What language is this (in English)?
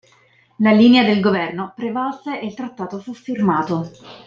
Italian